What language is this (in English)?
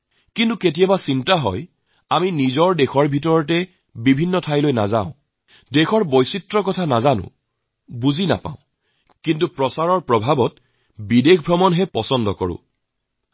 Assamese